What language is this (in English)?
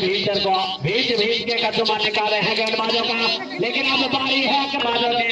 Hindi